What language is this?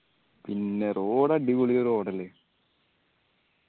Malayalam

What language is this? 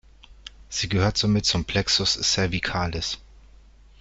German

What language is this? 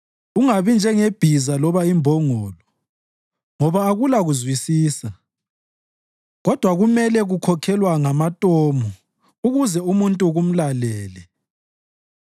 North Ndebele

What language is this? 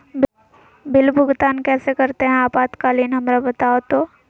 Magahi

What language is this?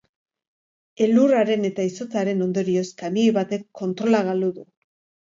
Basque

